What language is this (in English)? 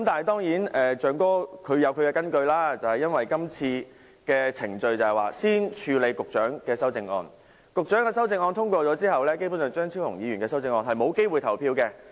Cantonese